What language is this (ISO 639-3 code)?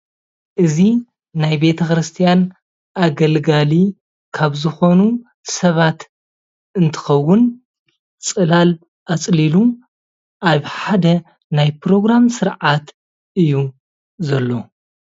tir